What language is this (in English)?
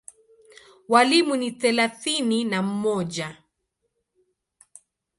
Swahili